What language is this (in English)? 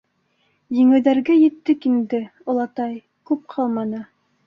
Bashkir